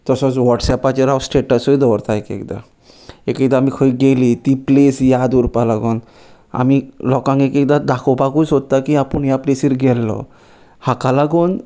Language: Konkani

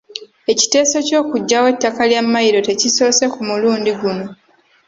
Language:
Ganda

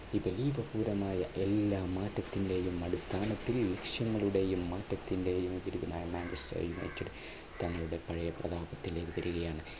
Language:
Malayalam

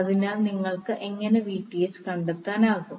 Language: Malayalam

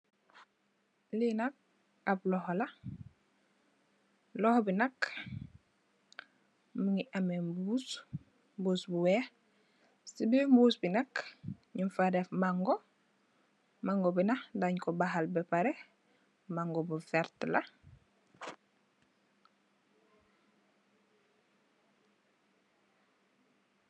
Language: Wolof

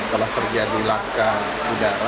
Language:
Indonesian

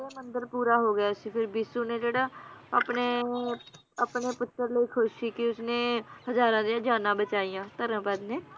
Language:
Punjabi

